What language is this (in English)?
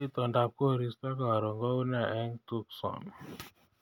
Kalenjin